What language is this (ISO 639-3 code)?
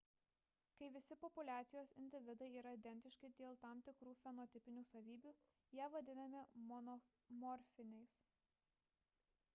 lit